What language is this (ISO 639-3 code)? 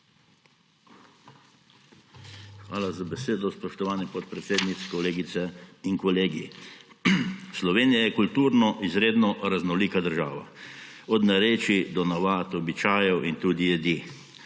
slv